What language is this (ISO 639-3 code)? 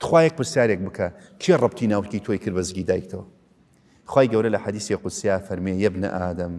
ara